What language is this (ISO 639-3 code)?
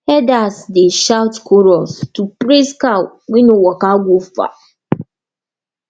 pcm